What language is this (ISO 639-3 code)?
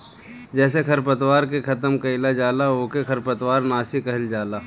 bho